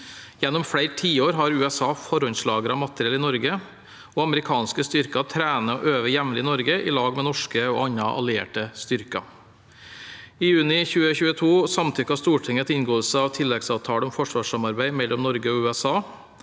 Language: Norwegian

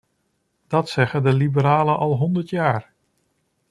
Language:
Dutch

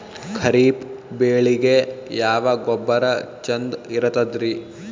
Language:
Kannada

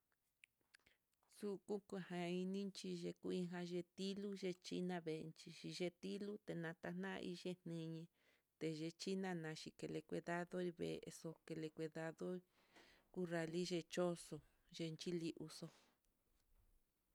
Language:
Mitlatongo Mixtec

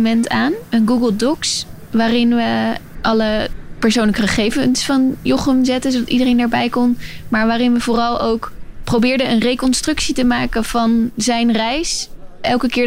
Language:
Dutch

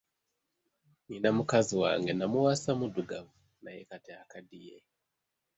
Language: Ganda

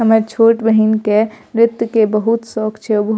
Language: Maithili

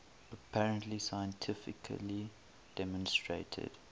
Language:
English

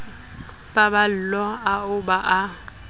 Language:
Southern Sotho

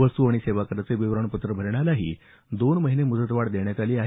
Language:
Marathi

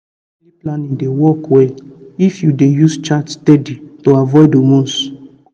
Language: Nigerian Pidgin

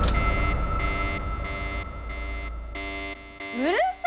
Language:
Japanese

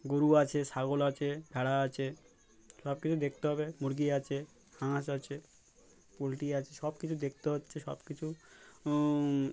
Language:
Bangla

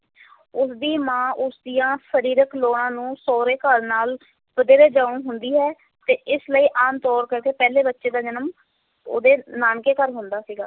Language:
Punjabi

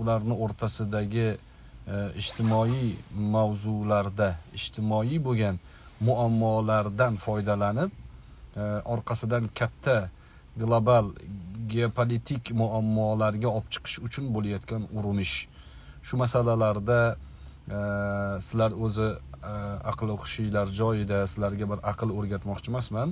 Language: Turkish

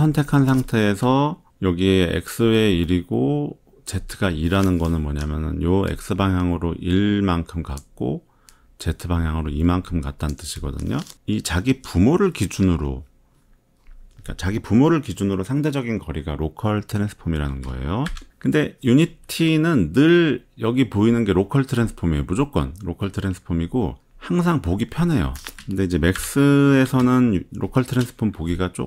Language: Korean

